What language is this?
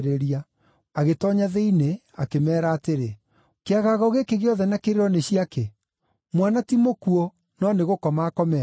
Kikuyu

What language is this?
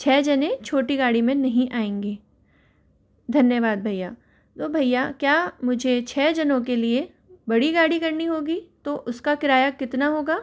Hindi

